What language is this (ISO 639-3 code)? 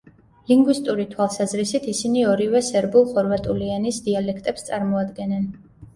kat